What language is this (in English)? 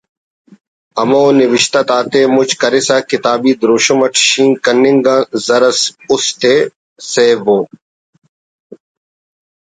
Brahui